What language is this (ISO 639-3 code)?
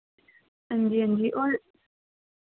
doi